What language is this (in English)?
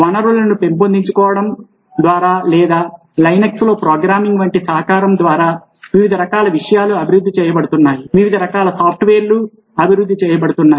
Telugu